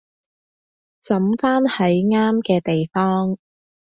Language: Cantonese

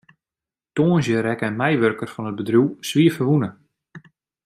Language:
Western Frisian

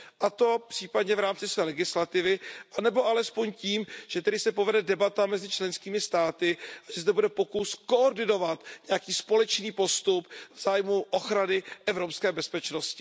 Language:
Czech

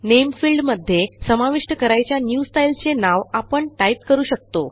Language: Marathi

